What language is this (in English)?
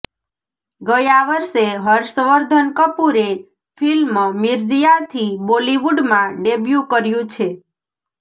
Gujarati